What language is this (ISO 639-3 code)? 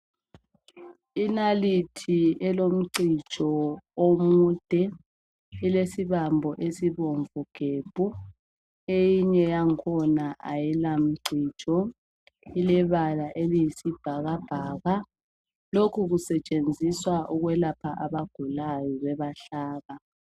nde